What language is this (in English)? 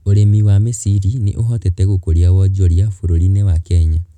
Kikuyu